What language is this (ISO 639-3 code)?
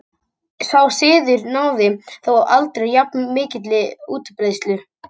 isl